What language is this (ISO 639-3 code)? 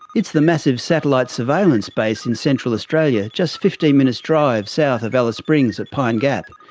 eng